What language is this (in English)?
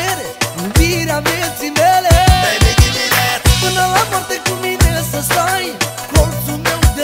Romanian